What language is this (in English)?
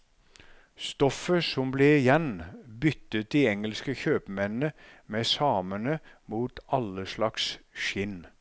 Norwegian